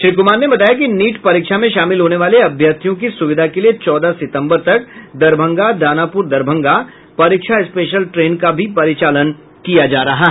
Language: Hindi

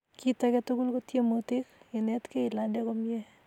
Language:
Kalenjin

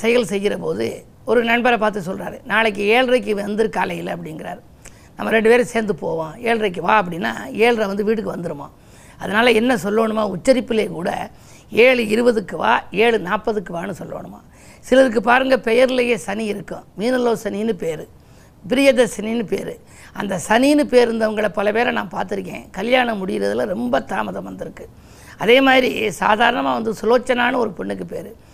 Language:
Tamil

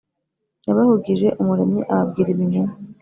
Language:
Kinyarwanda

